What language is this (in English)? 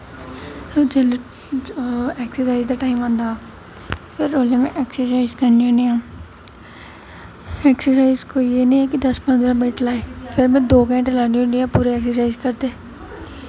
Dogri